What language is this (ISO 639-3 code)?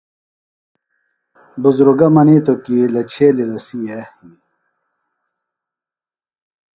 phl